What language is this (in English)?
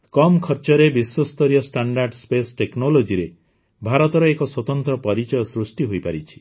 Odia